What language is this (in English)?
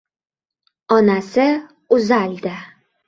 Uzbek